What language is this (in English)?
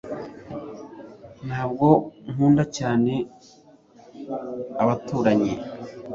Kinyarwanda